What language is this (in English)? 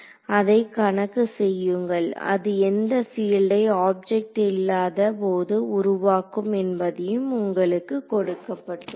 Tamil